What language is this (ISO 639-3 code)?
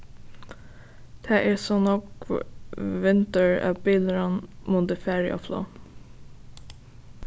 fao